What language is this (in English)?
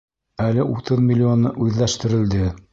Bashkir